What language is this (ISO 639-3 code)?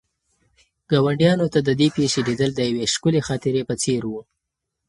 pus